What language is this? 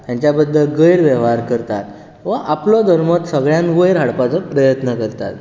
Konkani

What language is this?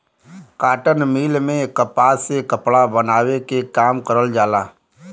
Bhojpuri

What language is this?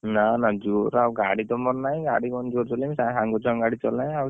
Odia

